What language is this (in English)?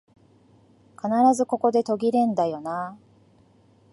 Japanese